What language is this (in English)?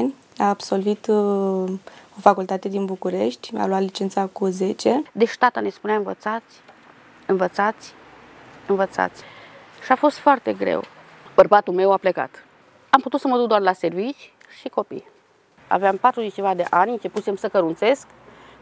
Romanian